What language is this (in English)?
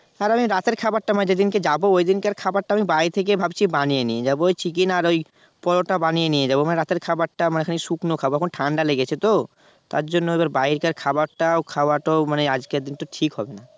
Bangla